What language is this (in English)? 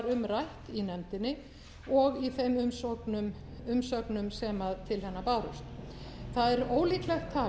Icelandic